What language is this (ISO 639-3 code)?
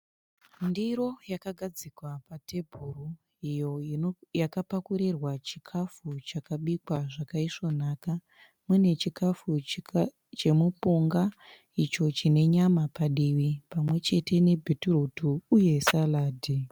sna